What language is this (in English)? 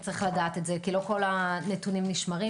Hebrew